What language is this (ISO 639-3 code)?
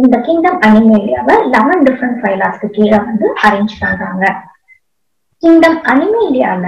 spa